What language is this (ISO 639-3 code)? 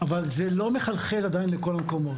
heb